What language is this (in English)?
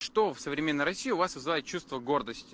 Russian